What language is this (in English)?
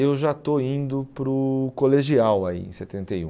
Portuguese